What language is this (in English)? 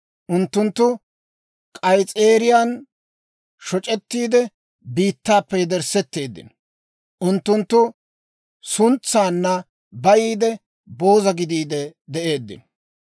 Dawro